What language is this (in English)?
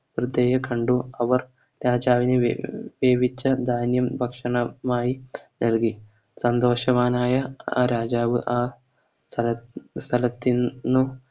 Malayalam